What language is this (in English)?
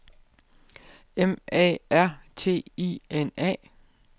Danish